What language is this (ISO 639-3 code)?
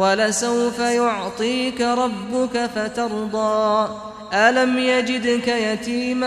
ara